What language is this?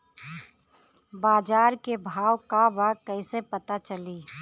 Bhojpuri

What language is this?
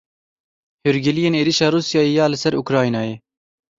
Kurdish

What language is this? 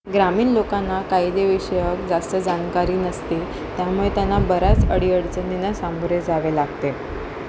Marathi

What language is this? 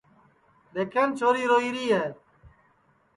Sansi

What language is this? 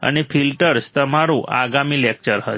Gujarati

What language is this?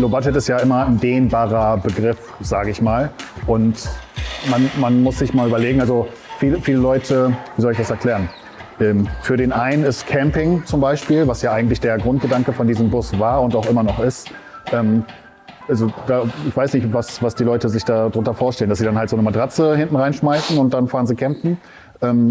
German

